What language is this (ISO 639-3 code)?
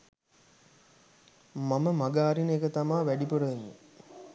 sin